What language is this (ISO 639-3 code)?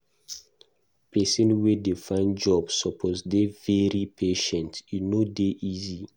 pcm